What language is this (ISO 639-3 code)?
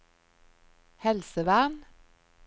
nor